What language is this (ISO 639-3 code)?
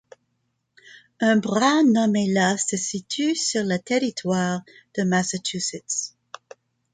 fra